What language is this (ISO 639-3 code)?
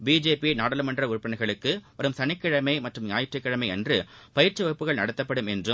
tam